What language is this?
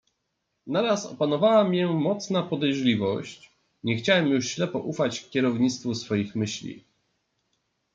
Polish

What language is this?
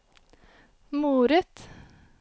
Norwegian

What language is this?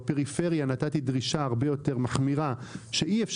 Hebrew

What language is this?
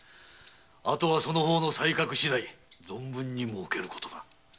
Japanese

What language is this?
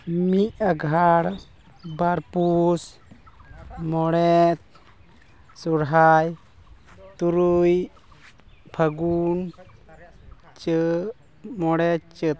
Santali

